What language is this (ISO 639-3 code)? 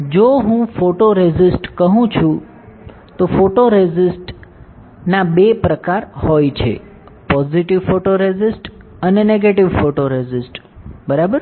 guj